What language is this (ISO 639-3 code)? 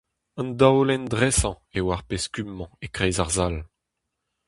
bre